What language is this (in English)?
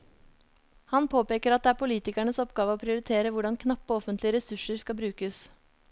Norwegian